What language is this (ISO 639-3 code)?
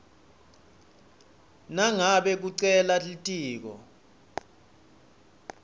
ssw